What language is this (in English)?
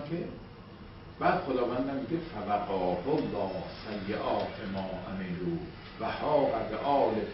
Persian